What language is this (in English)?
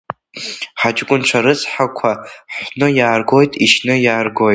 Abkhazian